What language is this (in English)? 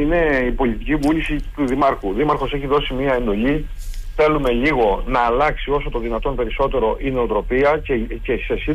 Greek